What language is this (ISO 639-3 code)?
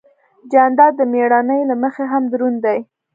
pus